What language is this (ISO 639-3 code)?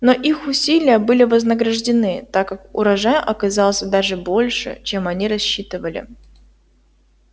rus